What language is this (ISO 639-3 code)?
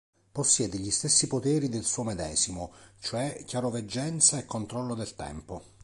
ita